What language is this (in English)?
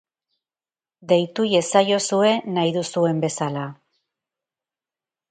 Basque